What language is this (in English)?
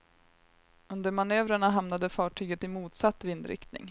Swedish